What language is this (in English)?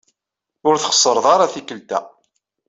Kabyle